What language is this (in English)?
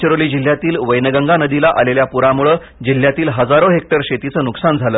Marathi